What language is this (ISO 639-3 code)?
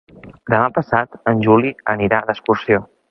cat